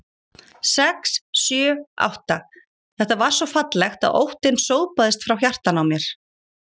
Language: Icelandic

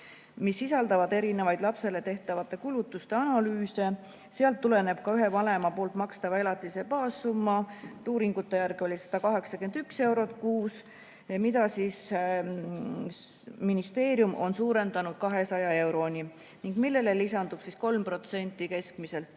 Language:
Estonian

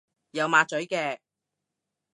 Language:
Cantonese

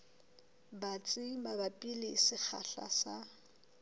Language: Southern Sotho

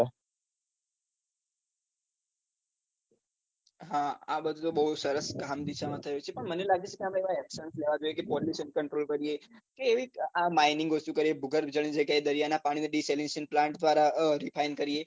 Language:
Gujarati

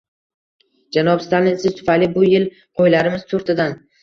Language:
Uzbek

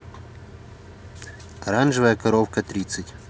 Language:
Russian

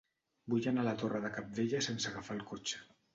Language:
Catalan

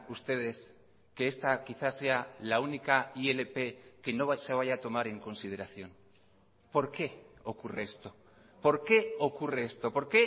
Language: Spanish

